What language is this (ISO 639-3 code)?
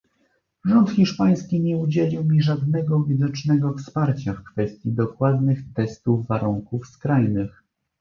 pol